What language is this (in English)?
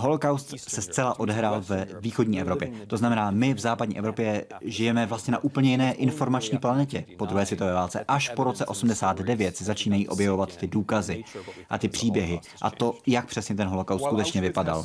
Czech